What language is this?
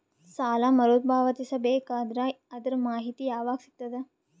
Kannada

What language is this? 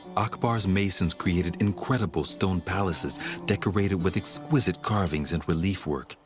English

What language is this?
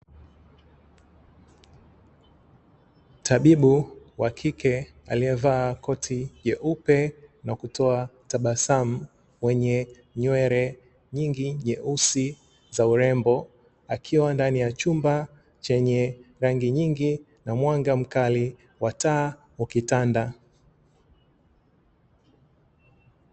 Swahili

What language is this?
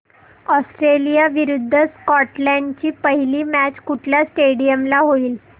Marathi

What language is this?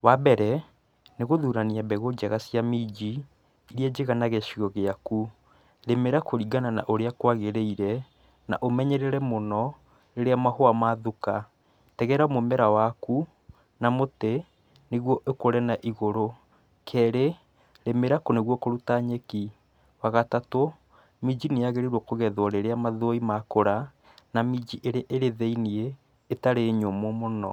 Kikuyu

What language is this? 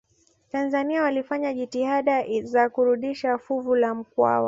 Swahili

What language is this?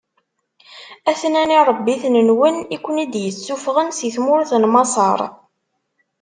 Kabyle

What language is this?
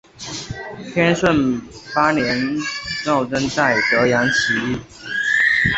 Chinese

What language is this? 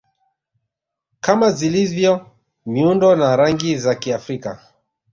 Swahili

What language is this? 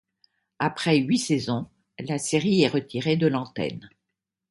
French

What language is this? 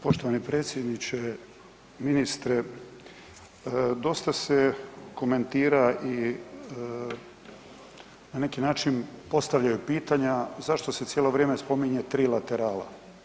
Croatian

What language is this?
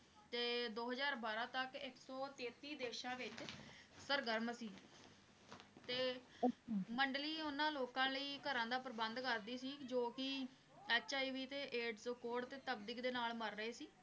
Punjabi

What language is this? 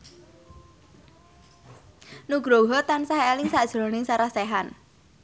Javanese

